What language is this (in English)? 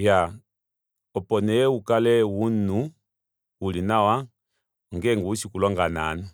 Kuanyama